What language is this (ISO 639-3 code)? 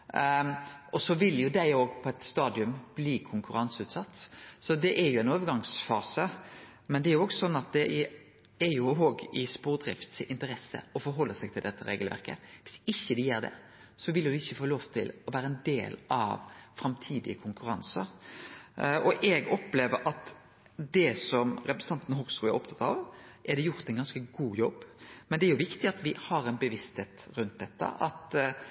nno